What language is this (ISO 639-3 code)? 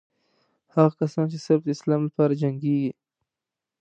pus